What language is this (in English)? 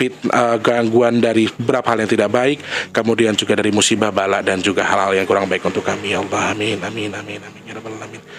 Indonesian